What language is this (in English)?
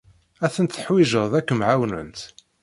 Kabyle